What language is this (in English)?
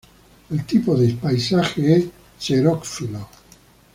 Spanish